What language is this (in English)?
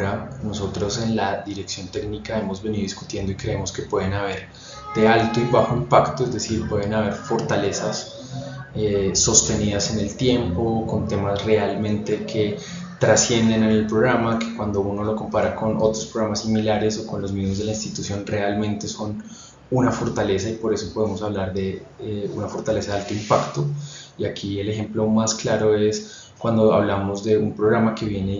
Spanish